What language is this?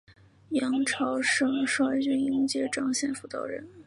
Chinese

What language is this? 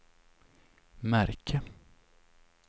Swedish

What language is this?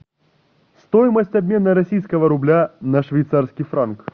Russian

